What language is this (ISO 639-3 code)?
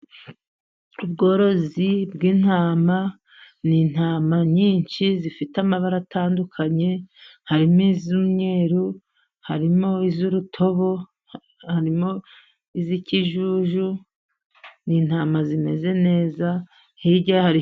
kin